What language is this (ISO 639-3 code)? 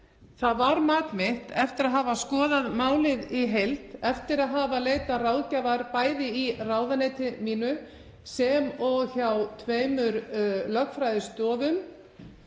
isl